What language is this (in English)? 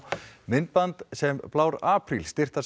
Icelandic